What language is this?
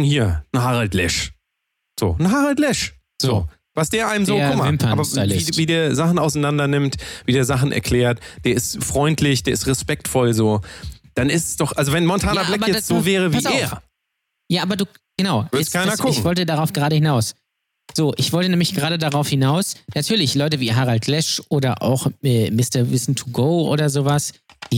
German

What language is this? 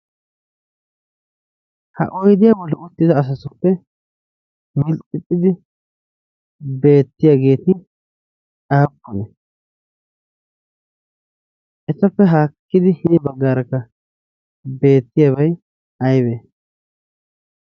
Wolaytta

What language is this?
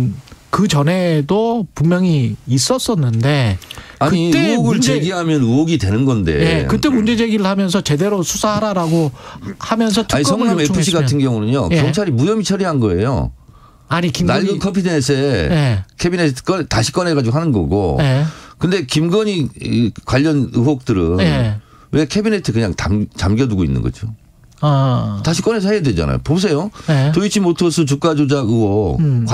Korean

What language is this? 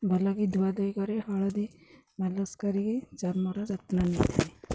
Odia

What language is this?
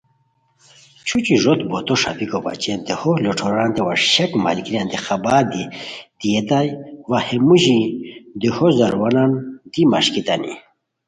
Khowar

